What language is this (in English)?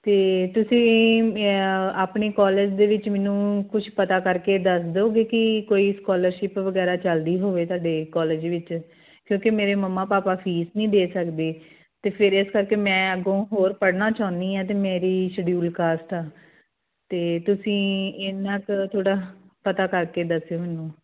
Punjabi